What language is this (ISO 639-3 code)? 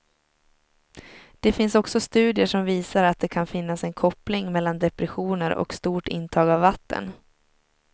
swe